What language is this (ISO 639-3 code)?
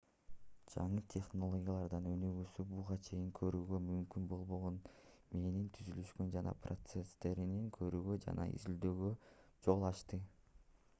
kir